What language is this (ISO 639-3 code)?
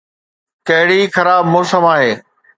snd